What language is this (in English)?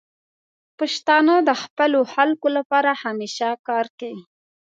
Pashto